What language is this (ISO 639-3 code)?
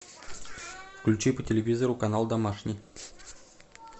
rus